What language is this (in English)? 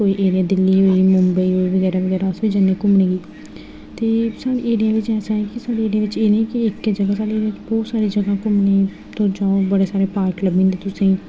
Dogri